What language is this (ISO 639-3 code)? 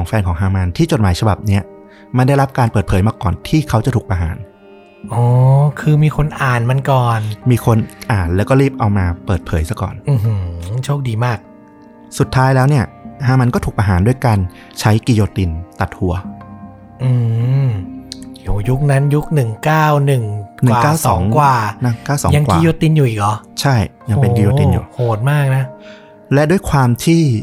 tha